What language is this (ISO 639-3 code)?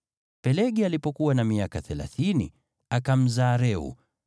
swa